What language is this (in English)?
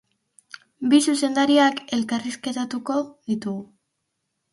Basque